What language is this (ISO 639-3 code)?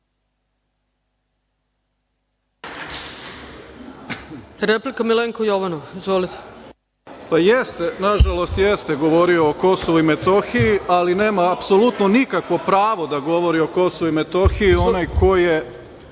srp